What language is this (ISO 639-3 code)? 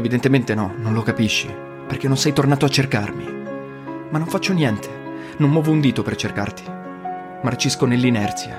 ita